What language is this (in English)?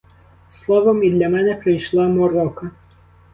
Ukrainian